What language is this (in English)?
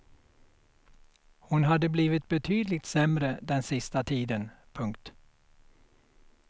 Swedish